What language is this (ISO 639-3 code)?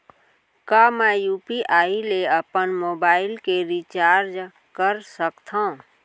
hne